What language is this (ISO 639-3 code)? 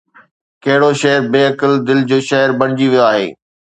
snd